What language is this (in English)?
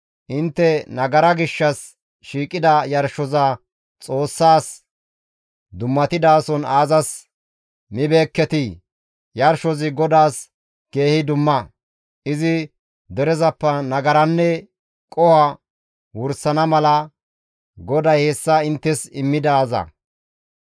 Gamo